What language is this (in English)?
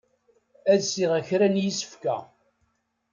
Kabyle